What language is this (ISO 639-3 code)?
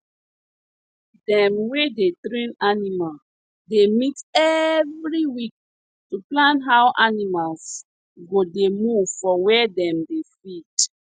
pcm